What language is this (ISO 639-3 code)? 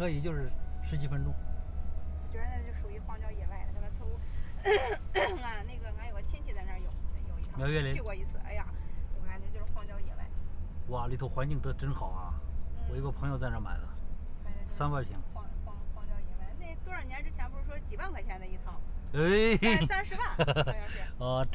zho